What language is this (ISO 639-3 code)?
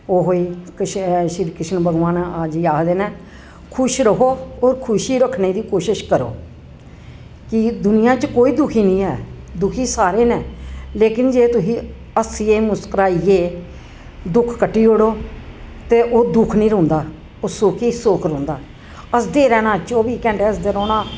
doi